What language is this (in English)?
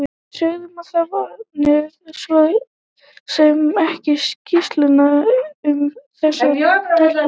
Icelandic